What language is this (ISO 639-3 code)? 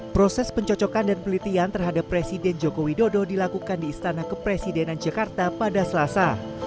ind